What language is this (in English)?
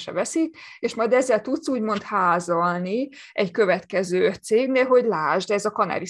Hungarian